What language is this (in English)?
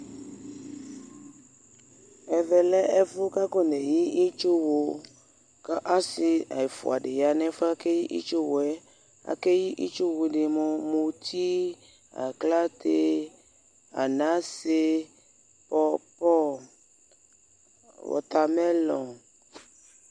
Ikposo